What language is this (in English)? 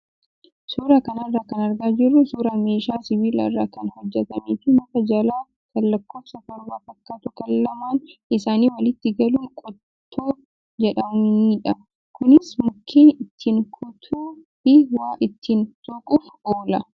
Oromo